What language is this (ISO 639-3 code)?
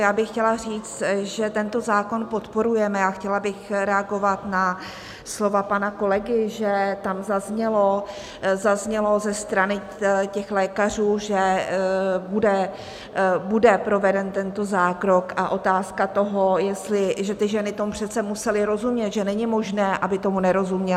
ces